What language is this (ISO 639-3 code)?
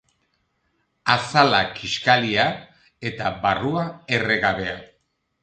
eus